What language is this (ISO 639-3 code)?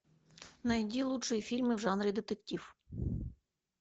rus